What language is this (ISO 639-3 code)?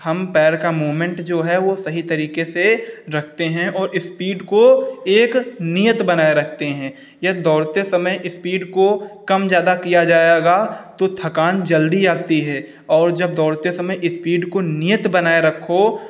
hin